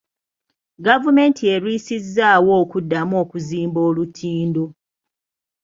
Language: Ganda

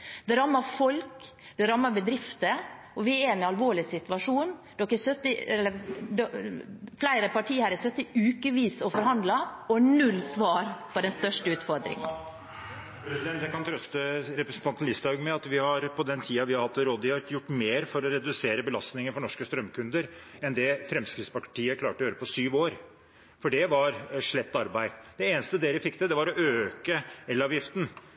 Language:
Norwegian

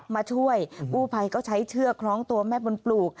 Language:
Thai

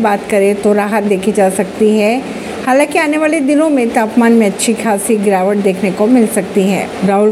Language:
Hindi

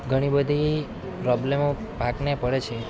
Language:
Gujarati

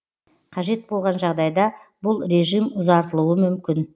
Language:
Kazakh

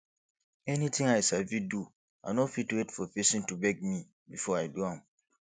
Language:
Nigerian Pidgin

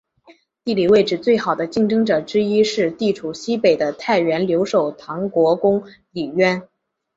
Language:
Chinese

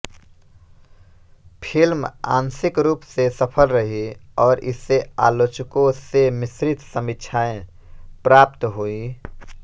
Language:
Hindi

